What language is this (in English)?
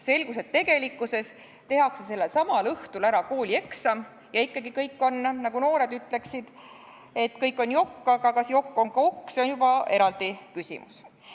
Estonian